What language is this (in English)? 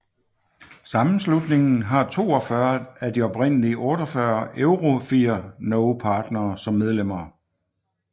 Danish